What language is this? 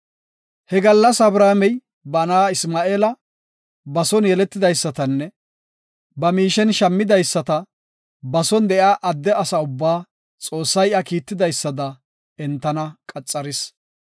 Gofa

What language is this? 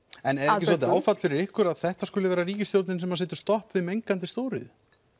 Icelandic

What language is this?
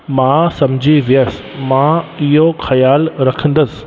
Sindhi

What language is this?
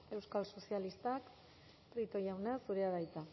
Basque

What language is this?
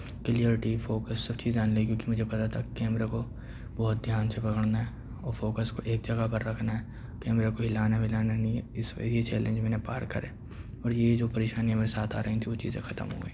Urdu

